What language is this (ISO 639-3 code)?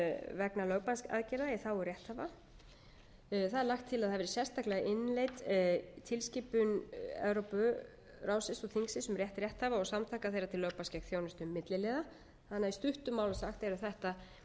isl